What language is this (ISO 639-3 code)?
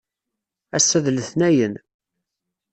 kab